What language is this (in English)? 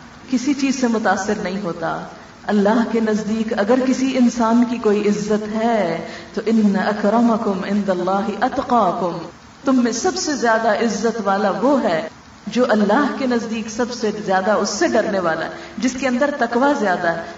Urdu